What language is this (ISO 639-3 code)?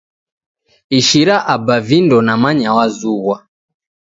dav